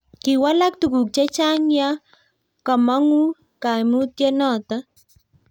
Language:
Kalenjin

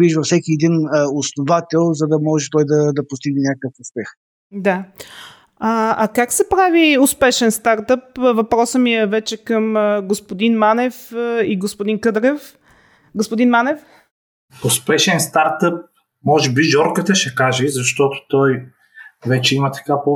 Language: Bulgarian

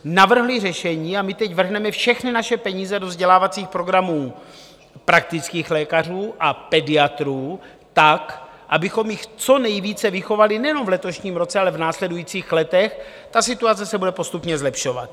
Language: Czech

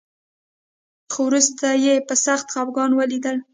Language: Pashto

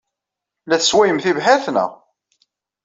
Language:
Kabyle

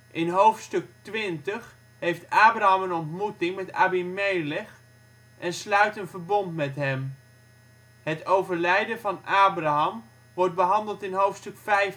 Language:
Dutch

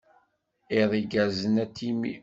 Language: Kabyle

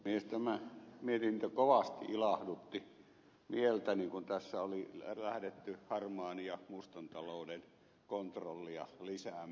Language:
Finnish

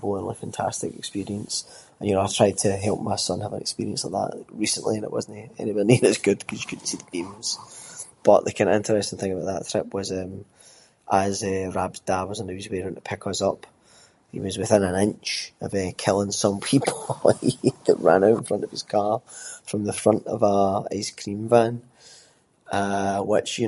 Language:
Scots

